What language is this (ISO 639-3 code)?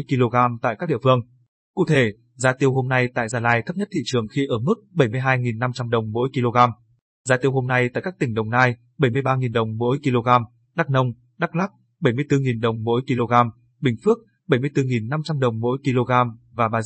vie